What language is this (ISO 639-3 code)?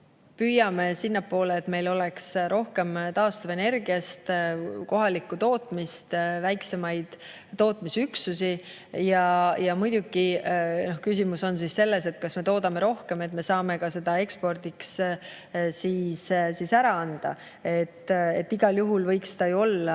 est